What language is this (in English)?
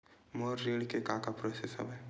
Chhattisgarhi